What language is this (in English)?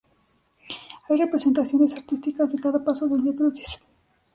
Spanish